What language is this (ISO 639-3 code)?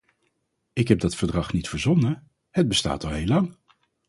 nld